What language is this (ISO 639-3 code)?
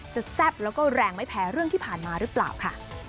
tha